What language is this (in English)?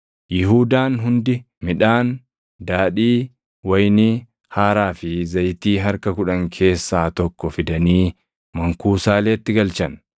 Oromo